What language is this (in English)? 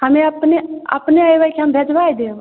Maithili